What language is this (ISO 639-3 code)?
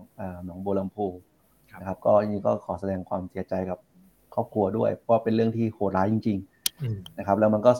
tha